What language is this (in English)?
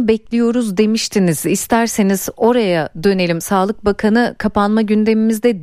Turkish